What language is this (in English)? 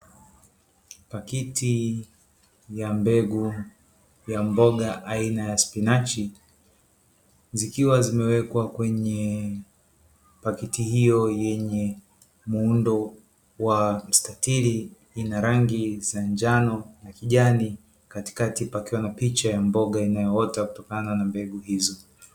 Swahili